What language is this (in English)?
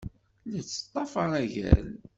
Kabyle